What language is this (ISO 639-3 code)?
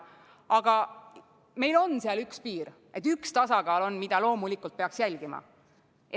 est